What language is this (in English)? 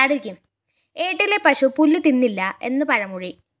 Malayalam